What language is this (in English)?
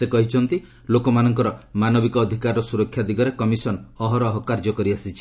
Odia